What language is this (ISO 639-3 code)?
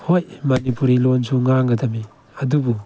mni